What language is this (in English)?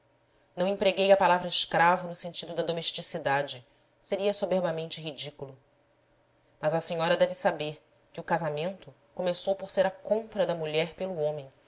Portuguese